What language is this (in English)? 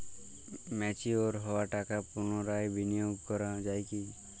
Bangla